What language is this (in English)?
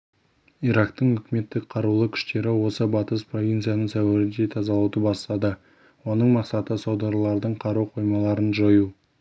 Kazakh